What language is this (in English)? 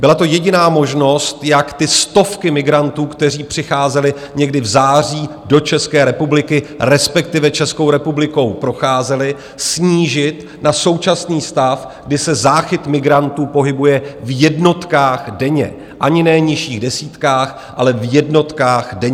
Czech